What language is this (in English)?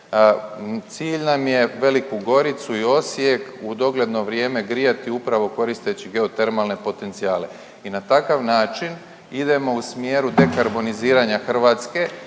Croatian